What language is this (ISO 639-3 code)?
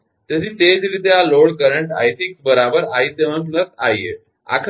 guj